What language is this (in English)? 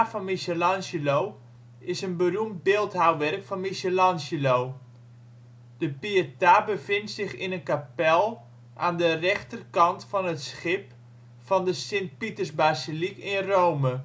Dutch